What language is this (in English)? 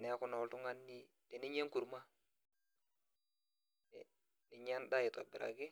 Masai